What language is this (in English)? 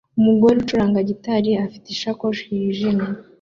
Kinyarwanda